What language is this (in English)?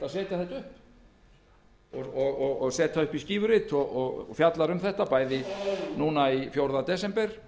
Icelandic